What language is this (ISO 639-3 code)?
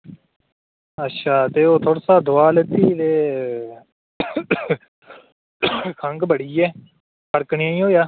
doi